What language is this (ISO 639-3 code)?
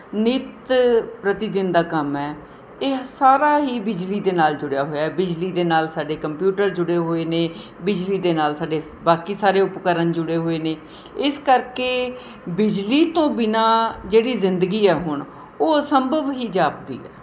pan